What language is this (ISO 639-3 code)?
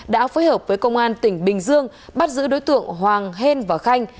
vie